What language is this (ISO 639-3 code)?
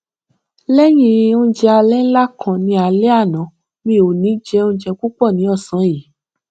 yor